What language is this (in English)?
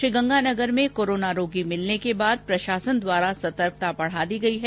Hindi